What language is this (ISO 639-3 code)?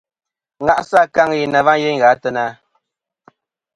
bkm